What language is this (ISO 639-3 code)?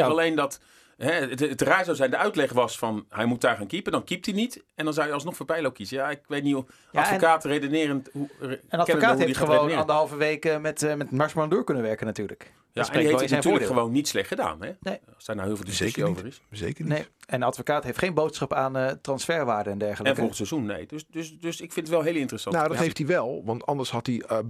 nld